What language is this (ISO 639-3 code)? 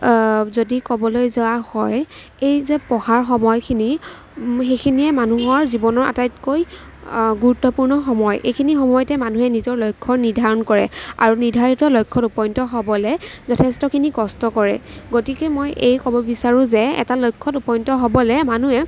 asm